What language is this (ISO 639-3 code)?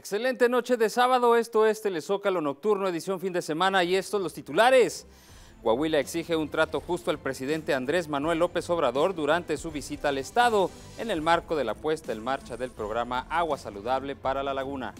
spa